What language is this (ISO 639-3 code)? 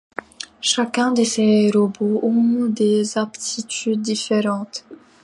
fra